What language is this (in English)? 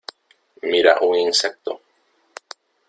Spanish